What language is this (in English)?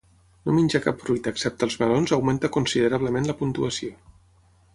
Catalan